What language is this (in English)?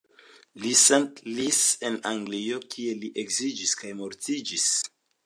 Esperanto